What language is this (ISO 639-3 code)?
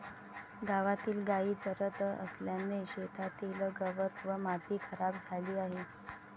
mar